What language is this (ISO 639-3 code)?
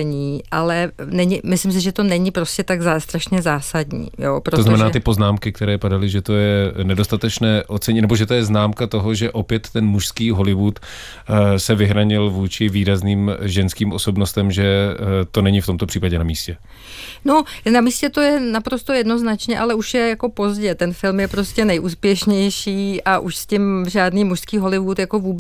ces